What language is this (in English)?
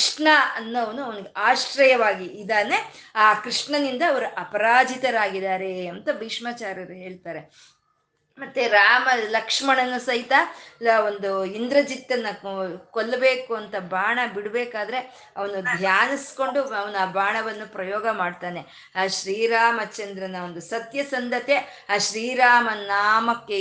Kannada